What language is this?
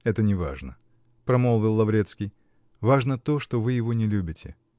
Russian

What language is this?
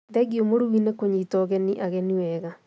Kikuyu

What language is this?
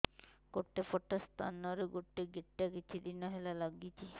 Odia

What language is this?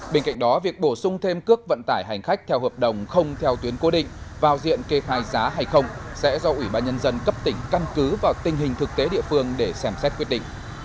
Vietnamese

